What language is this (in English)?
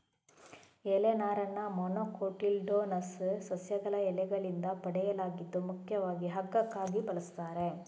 Kannada